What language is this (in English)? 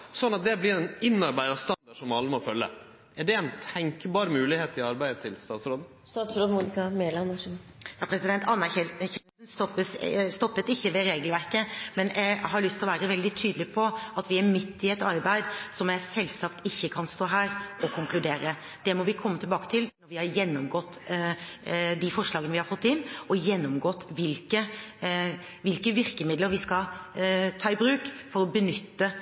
Norwegian